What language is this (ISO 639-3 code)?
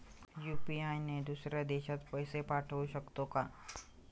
mar